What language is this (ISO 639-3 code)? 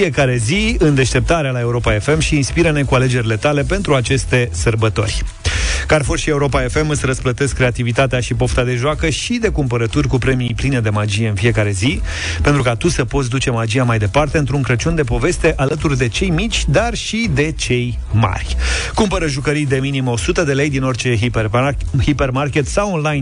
ron